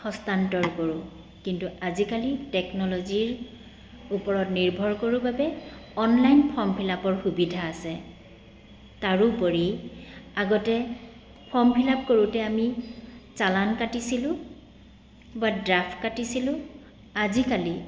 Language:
Assamese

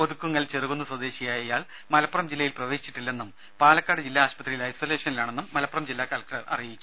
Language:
Malayalam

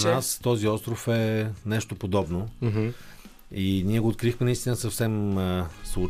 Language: Bulgarian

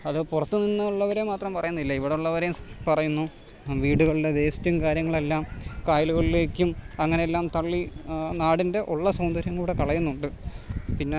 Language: Malayalam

